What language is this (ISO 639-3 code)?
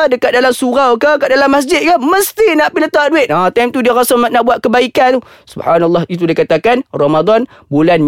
msa